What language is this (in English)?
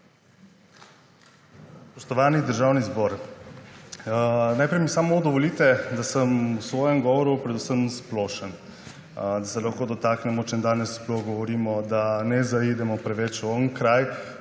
Slovenian